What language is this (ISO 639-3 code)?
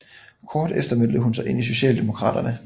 dan